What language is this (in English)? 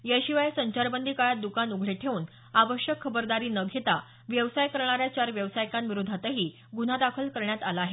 Marathi